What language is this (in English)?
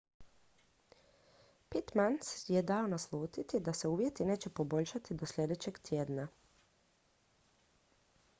Croatian